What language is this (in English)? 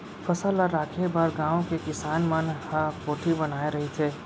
Chhattisgarhi